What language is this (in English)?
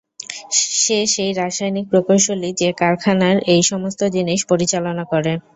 Bangla